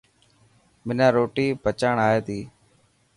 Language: Dhatki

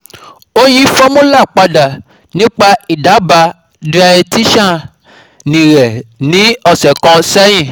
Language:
Yoruba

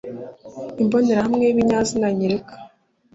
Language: Kinyarwanda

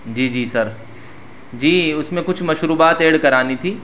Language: Urdu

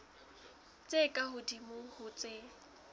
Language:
Southern Sotho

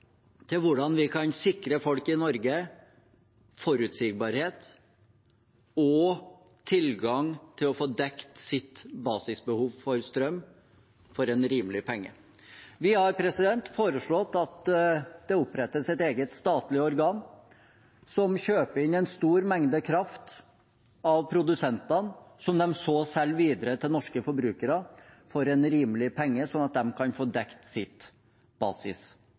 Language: Norwegian Bokmål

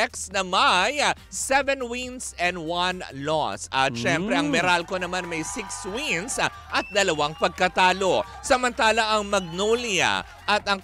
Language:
Filipino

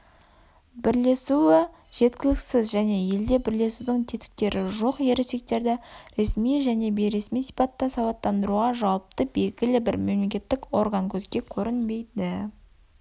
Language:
Kazakh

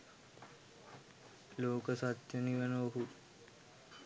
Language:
Sinhala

